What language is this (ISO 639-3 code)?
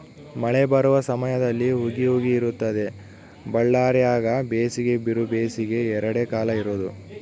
kan